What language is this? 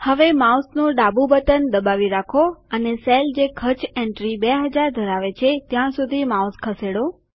Gujarati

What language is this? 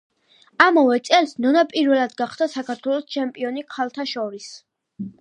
Georgian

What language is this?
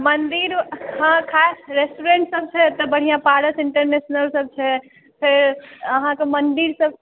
Maithili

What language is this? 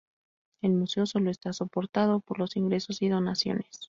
Spanish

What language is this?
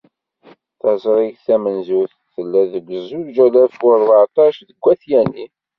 Kabyle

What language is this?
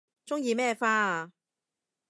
Cantonese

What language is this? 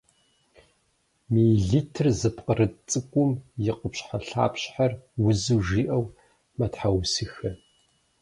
Kabardian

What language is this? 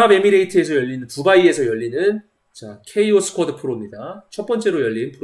Korean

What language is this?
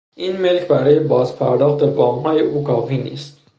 Persian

